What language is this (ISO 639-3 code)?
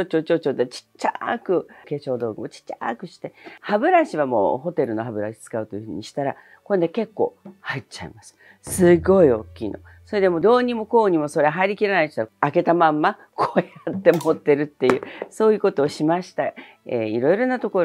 jpn